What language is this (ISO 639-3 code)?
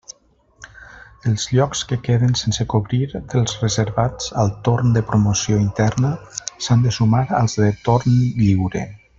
cat